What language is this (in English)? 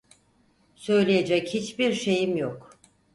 Turkish